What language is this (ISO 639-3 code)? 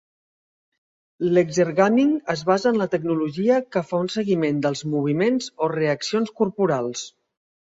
cat